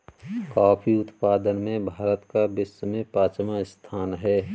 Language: Hindi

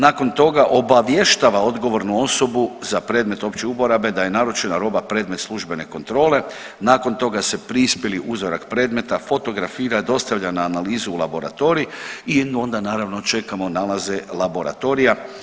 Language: Croatian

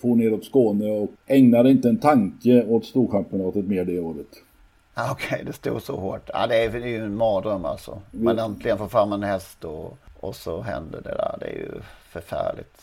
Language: Swedish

